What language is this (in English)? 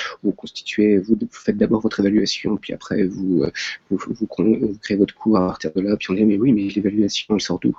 French